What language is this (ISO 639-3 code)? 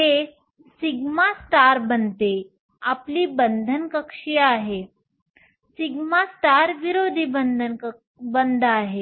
mar